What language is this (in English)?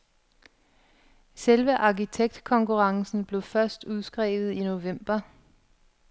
Danish